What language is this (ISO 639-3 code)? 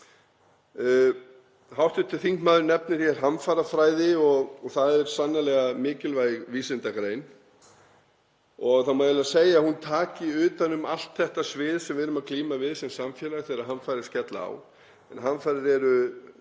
isl